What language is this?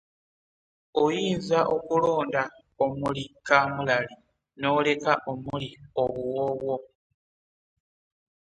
Ganda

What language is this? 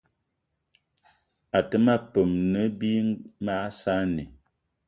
Eton (Cameroon)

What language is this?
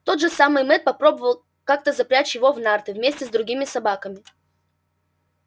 Russian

